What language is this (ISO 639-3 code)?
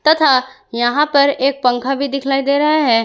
hin